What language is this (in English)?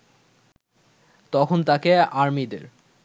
Bangla